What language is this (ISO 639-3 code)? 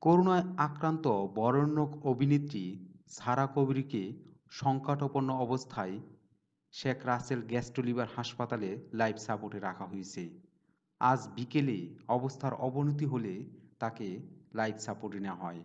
ind